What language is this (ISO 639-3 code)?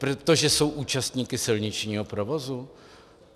ces